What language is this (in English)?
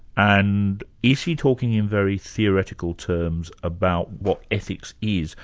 English